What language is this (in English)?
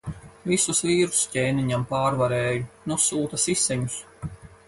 Latvian